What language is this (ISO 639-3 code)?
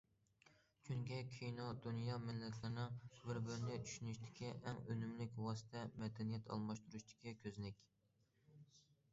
uig